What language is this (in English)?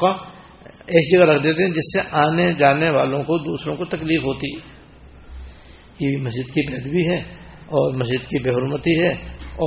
Urdu